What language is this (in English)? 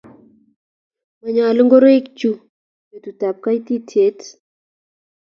Kalenjin